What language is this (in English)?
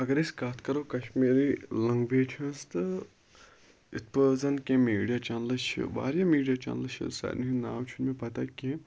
Kashmiri